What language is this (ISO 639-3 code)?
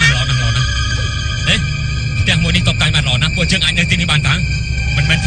tha